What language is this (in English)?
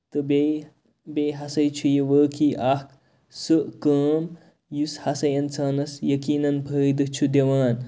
Kashmiri